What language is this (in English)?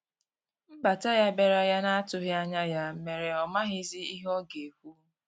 Igbo